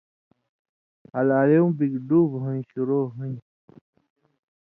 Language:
Indus Kohistani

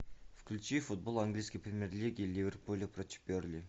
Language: Russian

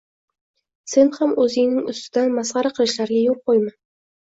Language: Uzbek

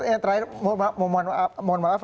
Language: Indonesian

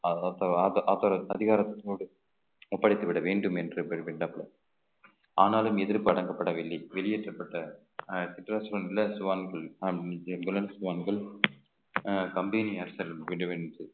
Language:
Tamil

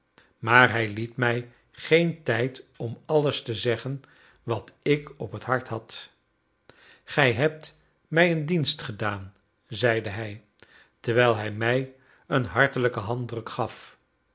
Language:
Dutch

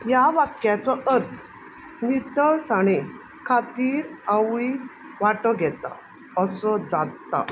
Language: Konkani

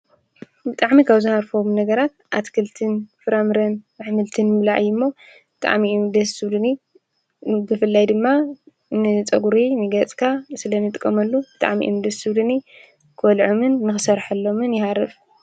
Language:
Tigrinya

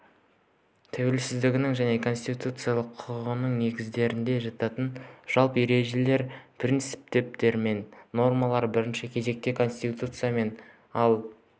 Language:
Kazakh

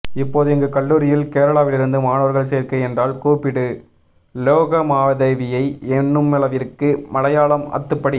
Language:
Tamil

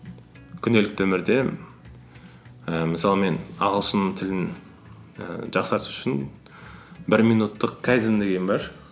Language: Kazakh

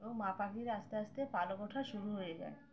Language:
Bangla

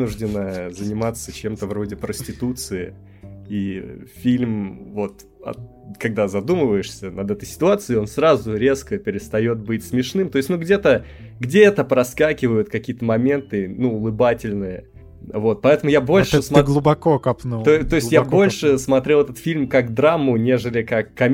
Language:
Russian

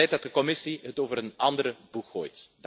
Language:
Dutch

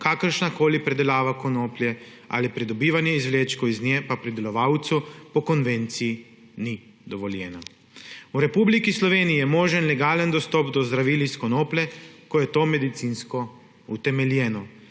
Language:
Slovenian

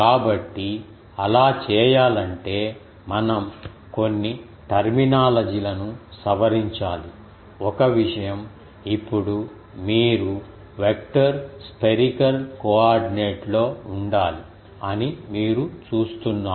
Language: Telugu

